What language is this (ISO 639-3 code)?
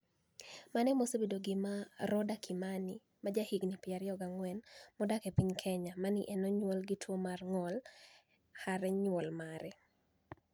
luo